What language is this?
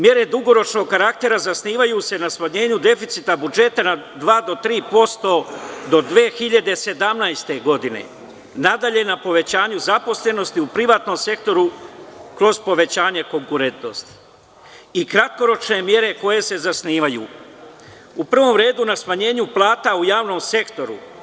Serbian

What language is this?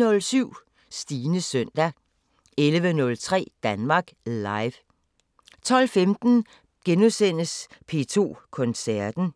Danish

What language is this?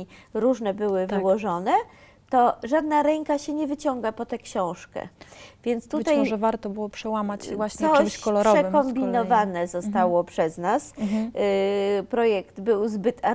Polish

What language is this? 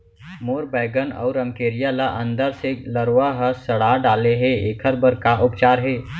Chhattisgarhi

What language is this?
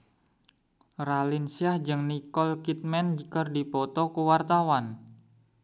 Sundanese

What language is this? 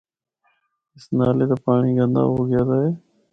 Northern Hindko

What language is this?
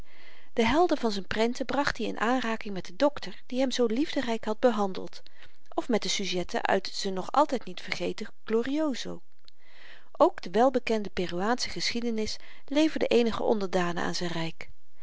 Dutch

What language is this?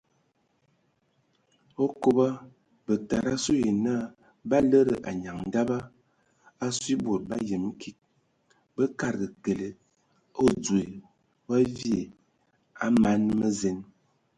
Ewondo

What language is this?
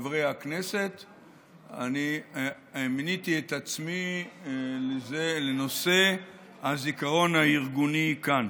Hebrew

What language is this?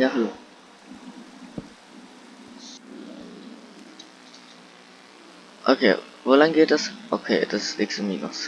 German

